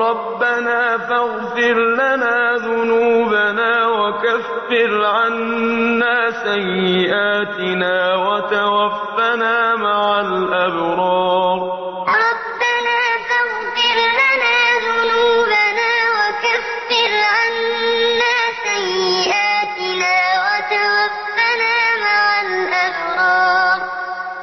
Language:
Arabic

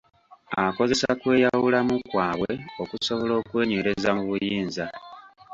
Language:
Ganda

